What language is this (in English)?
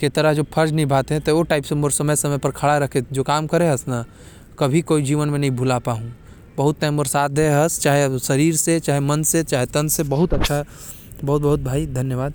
Korwa